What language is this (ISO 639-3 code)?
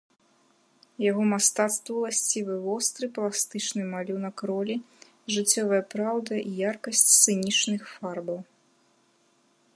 bel